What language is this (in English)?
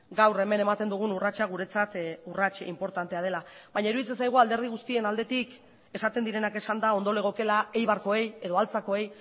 Basque